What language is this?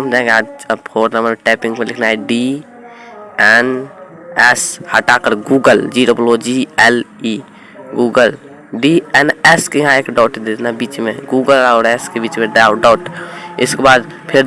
Hindi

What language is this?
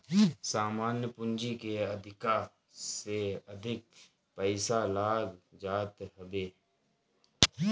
Bhojpuri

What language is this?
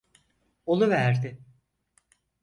Turkish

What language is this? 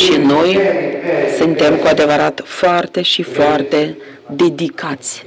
Romanian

